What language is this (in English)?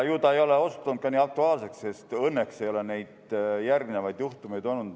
Estonian